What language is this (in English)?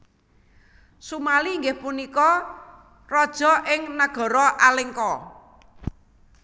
Javanese